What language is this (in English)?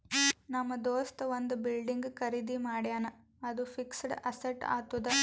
Kannada